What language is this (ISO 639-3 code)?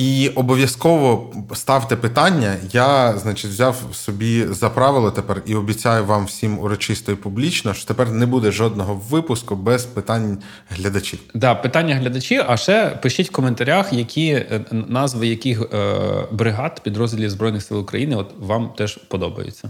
ukr